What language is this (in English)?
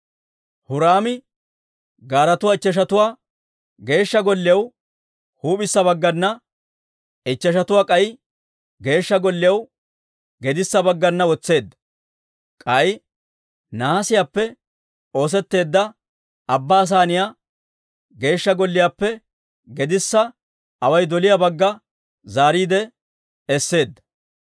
Dawro